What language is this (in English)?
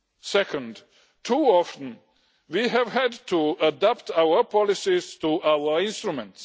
English